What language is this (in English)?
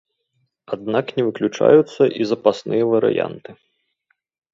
Belarusian